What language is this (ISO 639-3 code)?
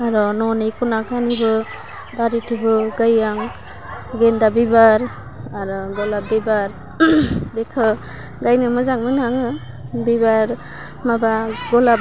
brx